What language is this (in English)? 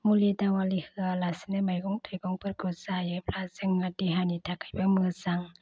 Bodo